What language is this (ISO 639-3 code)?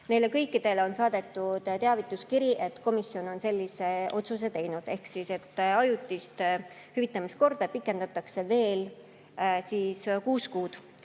est